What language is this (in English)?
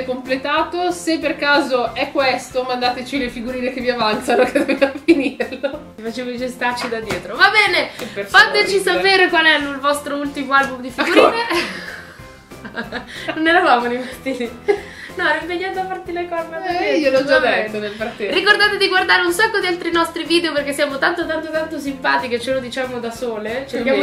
Italian